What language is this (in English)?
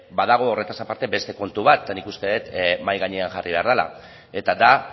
Basque